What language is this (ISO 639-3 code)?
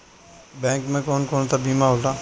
bho